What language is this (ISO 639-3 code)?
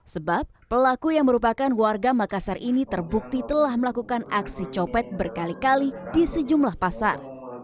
ind